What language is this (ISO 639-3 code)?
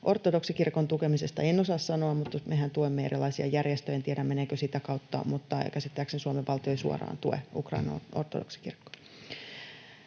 fin